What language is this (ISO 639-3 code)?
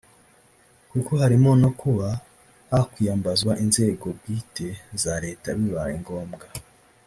kin